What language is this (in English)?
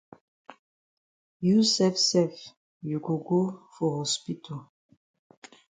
Cameroon Pidgin